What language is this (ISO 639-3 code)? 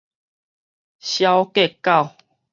nan